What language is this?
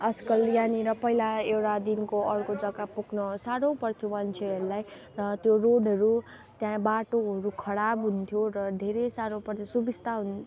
Nepali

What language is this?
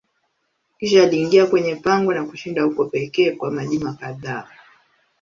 Swahili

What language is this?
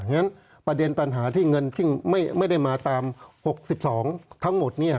Thai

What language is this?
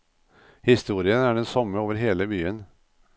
Norwegian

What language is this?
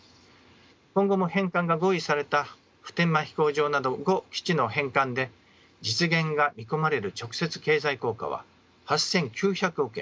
Japanese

